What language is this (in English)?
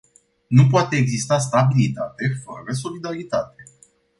Romanian